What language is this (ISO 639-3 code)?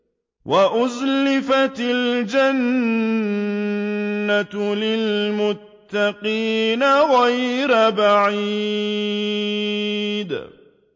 ara